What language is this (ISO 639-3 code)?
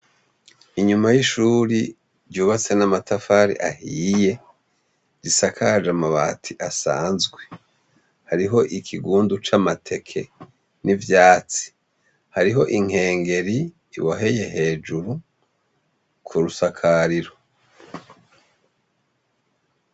run